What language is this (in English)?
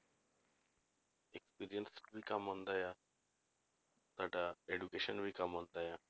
Punjabi